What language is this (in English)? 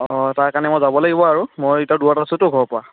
Assamese